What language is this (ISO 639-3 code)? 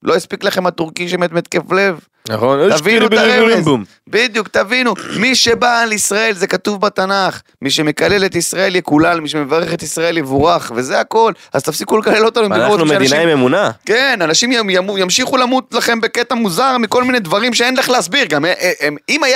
heb